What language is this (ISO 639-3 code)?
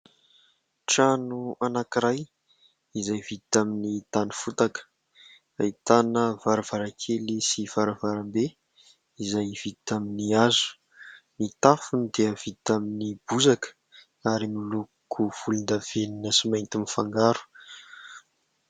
mlg